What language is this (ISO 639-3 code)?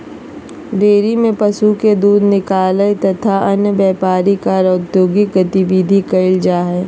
mag